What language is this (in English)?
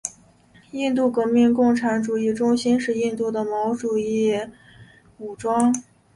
Chinese